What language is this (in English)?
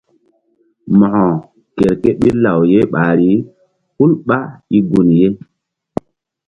Mbum